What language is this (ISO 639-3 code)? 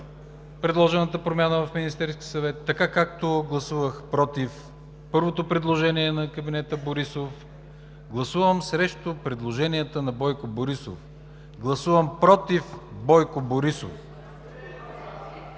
bul